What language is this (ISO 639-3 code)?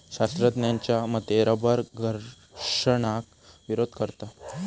mar